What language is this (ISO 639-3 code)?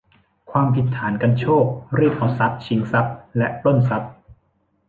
tha